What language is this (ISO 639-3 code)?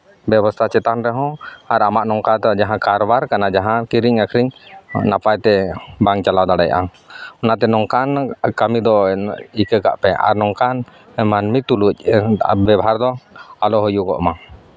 sat